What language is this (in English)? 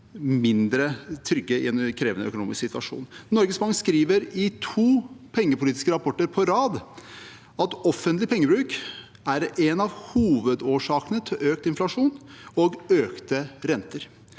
Norwegian